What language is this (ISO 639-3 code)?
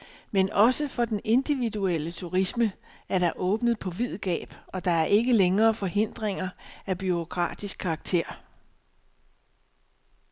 dan